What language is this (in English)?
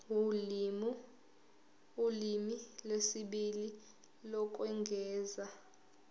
Zulu